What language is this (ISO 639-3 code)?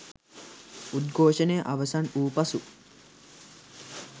sin